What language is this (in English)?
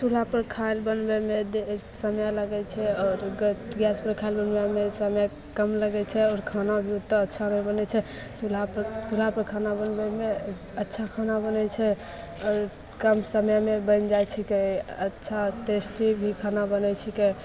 Maithili